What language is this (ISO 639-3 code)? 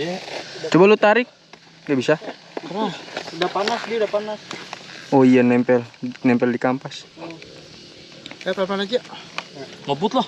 ind